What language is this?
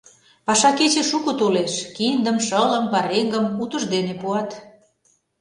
Mari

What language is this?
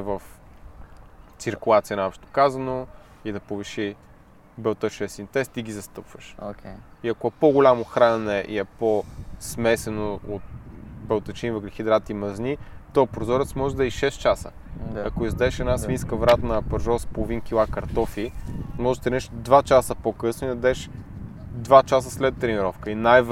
Bulgarian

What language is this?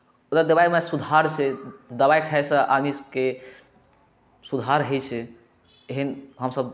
Maithili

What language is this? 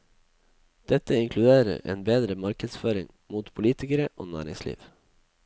Norwegian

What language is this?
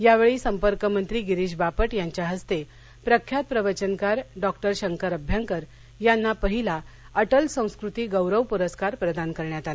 Marathi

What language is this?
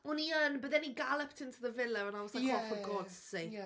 Welsh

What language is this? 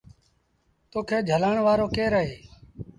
Sindhi Bhil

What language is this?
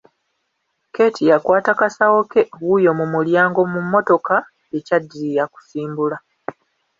Ganda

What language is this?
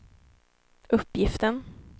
Swedish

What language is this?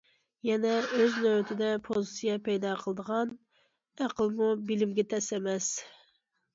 Uyghur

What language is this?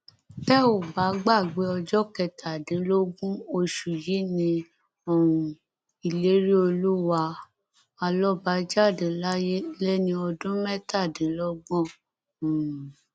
Yoruba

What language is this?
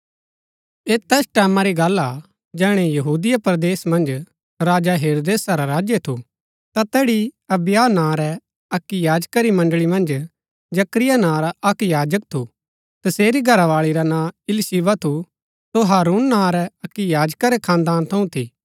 Gaddi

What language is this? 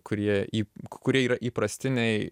Lithuanian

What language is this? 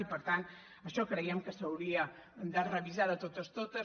Catalan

